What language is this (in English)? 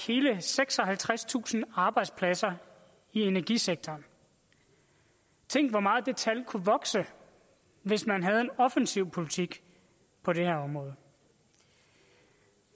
Danish